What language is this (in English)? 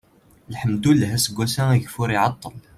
Kabyle